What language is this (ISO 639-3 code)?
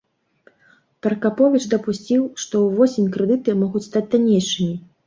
bel